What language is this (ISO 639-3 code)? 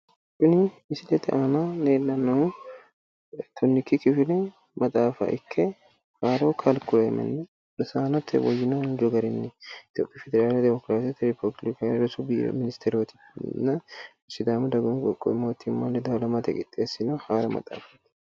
sid